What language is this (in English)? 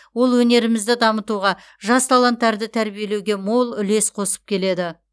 Kazakh